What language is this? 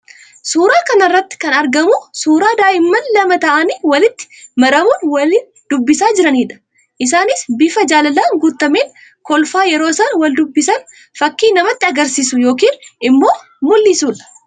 Oromo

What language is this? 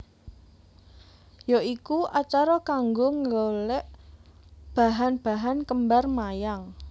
Javanese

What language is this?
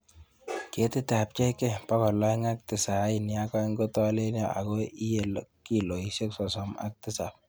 Kalenjin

